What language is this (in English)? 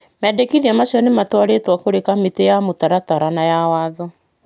Kikuyu